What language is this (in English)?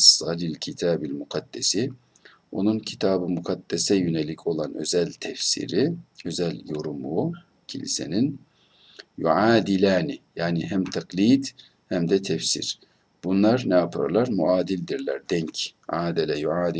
Turkish